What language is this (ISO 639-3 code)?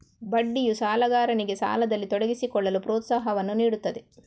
kan